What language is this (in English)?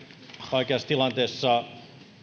Finnish